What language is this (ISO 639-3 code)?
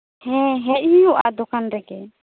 sat